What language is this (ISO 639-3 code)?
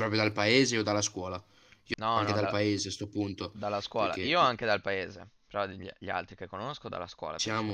ita